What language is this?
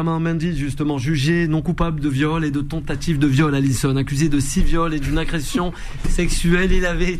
French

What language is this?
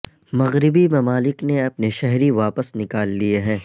Urdu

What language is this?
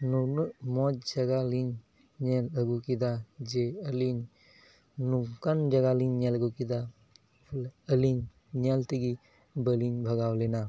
Santali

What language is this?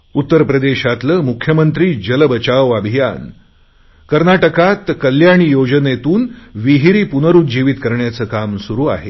Marathi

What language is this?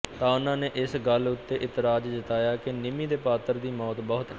Punjabi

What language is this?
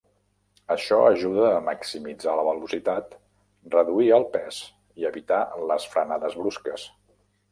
Catalan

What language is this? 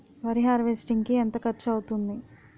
Telugu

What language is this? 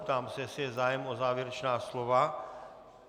Czech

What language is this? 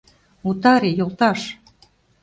Mari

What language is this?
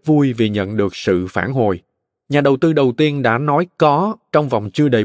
Vietnamese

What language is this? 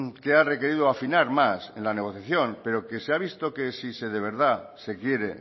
Spanish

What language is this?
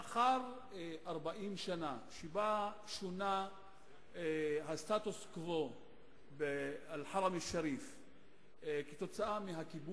Hebrew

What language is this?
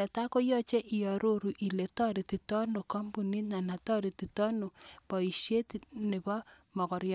Kalenjin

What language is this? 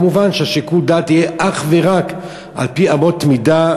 Hebrew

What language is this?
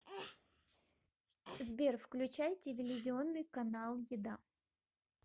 Russian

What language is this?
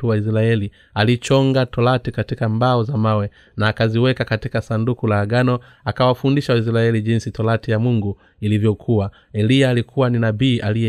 Swahili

